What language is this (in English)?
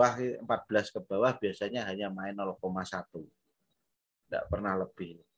Indonesian